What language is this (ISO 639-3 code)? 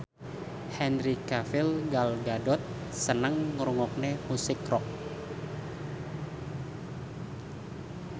jav